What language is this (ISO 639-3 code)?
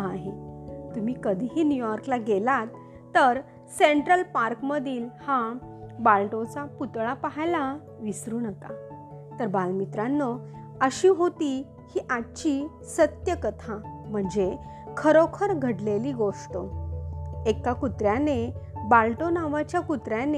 mar